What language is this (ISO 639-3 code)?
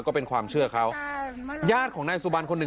tha